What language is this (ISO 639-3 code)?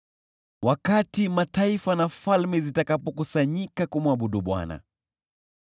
swa